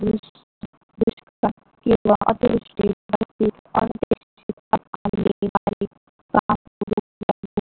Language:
Marathi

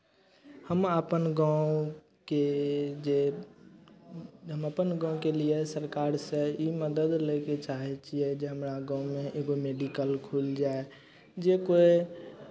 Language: Maithili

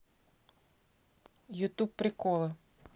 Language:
Russian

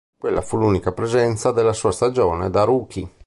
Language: Italian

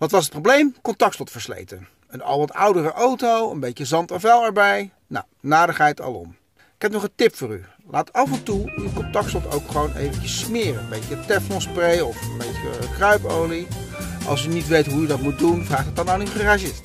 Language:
Dutch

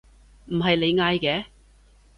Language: Cantonese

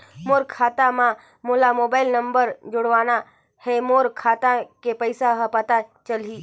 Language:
Chhattisgarhi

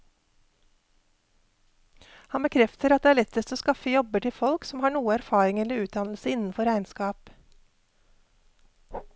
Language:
Norwegian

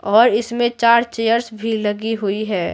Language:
Hindi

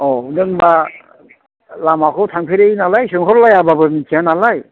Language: Bodo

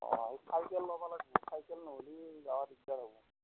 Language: Assamese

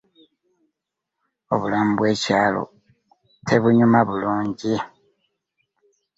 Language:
Ganda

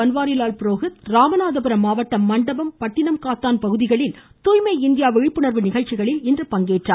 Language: Tamil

